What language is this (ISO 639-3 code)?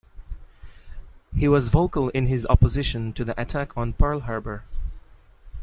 eng